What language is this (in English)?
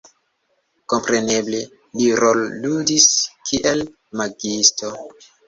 Esperanto